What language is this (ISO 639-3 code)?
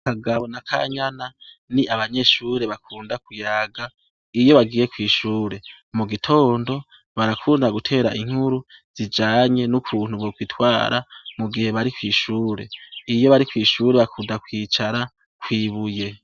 run